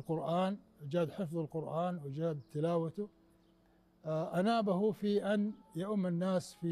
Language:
Arabic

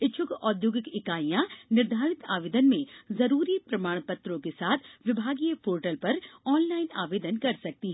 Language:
Hindi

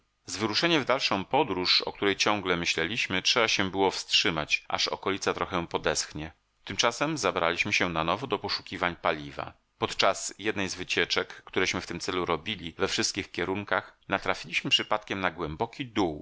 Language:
Polish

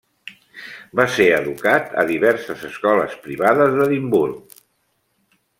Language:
Catalan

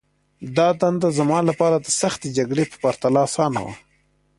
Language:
Pashto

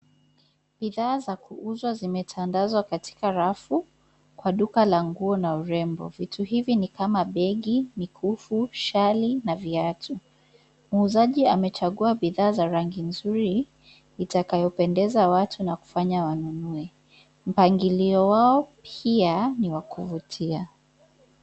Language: Swahili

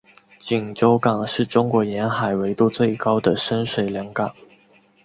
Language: Chinese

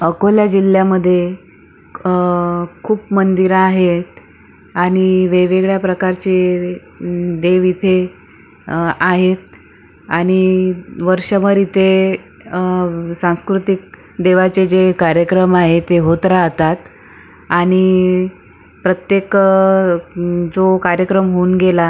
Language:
Marathi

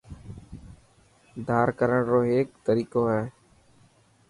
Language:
Dhatki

